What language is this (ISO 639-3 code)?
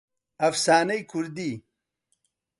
ckb